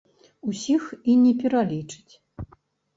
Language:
Belarusian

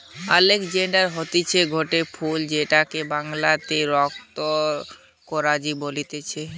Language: Bangla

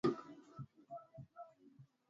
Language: Swahili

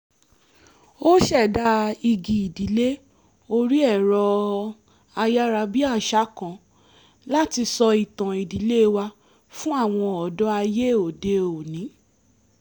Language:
Yoruba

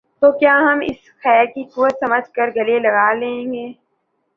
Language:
Urdu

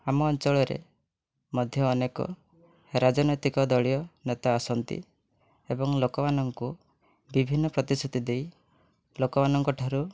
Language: Odia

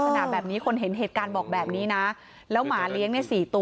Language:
Thai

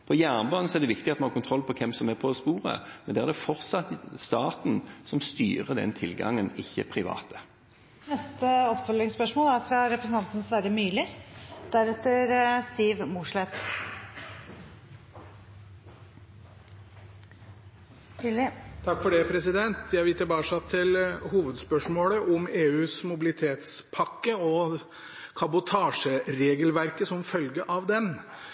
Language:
Norwegian Bokmål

